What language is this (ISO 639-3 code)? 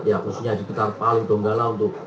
ind